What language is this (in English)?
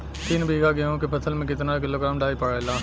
Bhojpuri